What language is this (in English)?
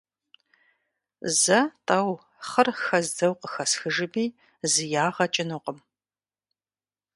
Kabardian